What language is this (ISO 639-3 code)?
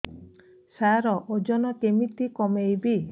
ori